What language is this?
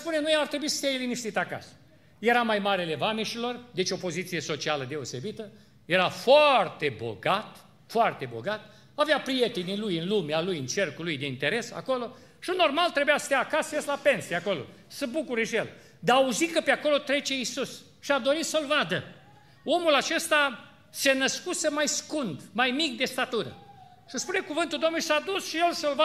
Romanian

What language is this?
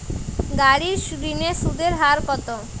Bangla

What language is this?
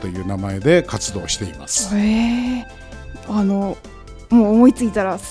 Japanese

